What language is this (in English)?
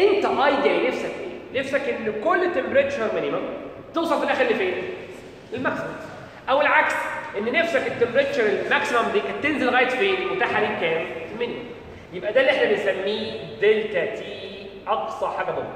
Arabic